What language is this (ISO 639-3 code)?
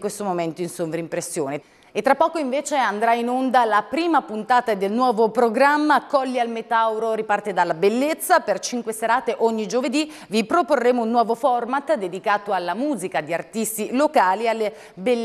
ita